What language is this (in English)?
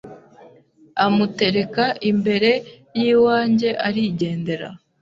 Kinyarwanda